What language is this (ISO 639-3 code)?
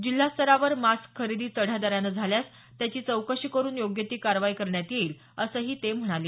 mar